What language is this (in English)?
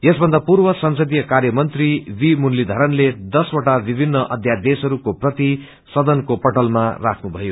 Nepali